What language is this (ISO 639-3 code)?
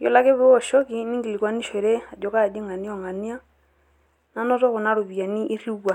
mas